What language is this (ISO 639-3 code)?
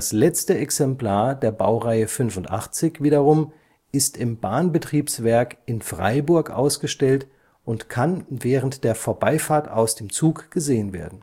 deu